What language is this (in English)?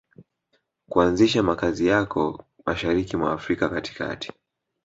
Swahili